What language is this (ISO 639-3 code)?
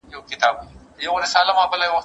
pus